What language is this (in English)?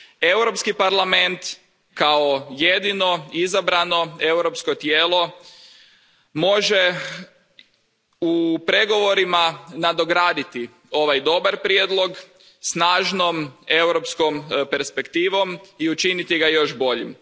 Croatian